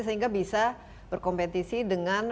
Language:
Indonesian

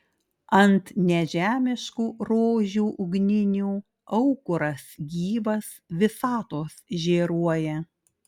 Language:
Lithuanian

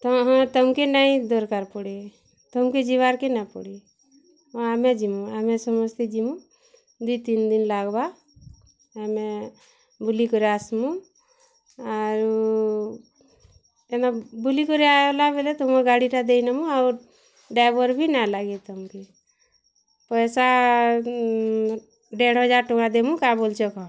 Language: Odia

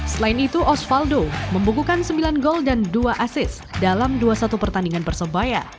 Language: Indonesian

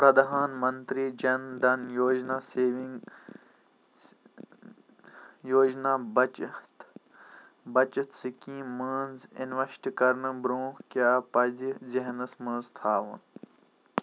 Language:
Kashmiri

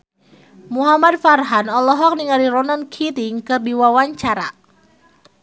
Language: Sundanese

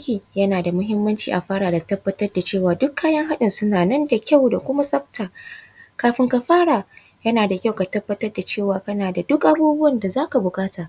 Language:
Hausa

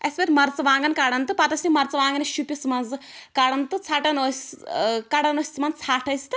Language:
Kashmiri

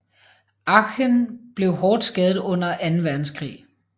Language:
Danish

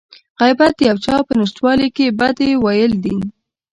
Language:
Pashto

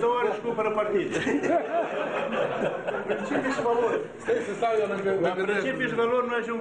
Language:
Romanian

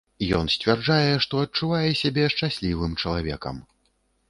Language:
Belarusian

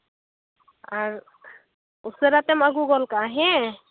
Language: Santali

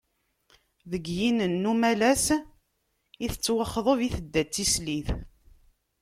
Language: Kabyle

